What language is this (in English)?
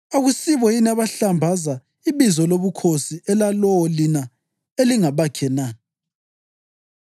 North Ndebele